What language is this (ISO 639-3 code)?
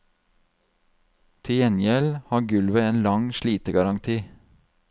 nor